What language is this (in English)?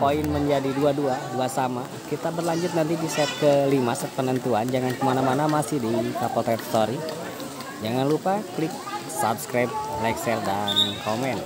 Indonesian